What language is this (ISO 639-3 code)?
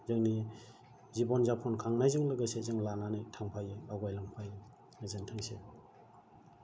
brx